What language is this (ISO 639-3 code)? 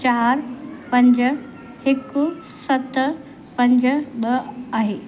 snd